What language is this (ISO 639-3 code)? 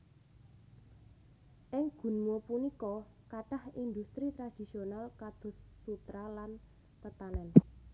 jav